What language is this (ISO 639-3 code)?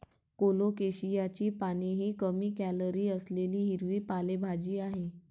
mar